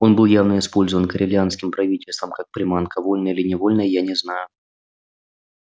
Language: Russian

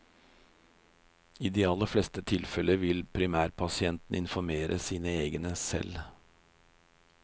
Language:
Norwegian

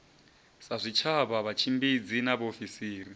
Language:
Venda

